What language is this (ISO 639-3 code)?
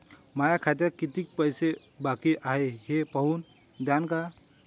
mar